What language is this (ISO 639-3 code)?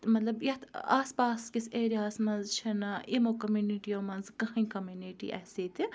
kas